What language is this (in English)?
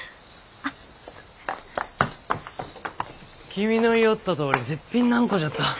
Japanese